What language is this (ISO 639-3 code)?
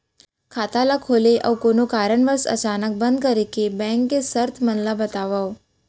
hne